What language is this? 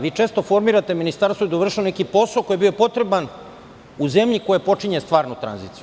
Serbian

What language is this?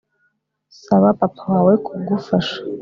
Kinyarwanda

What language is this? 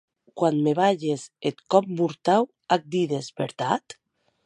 Occitan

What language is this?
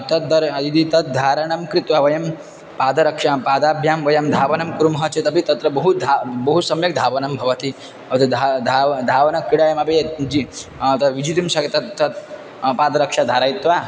Sanskrit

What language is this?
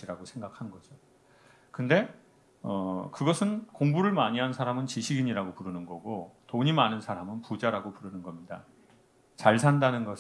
Korean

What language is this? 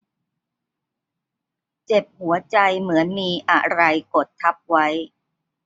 Thai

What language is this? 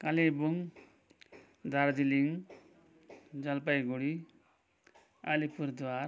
Nepali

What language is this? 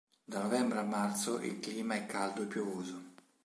Italian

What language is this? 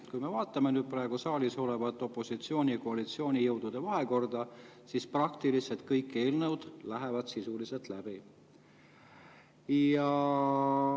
Estonian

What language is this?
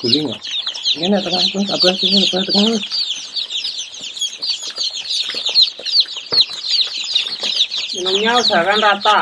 Indonesian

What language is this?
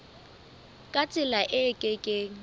Southern Sotho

